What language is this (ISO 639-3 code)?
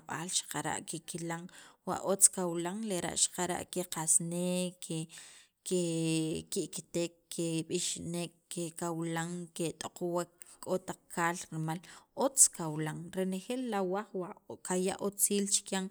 quv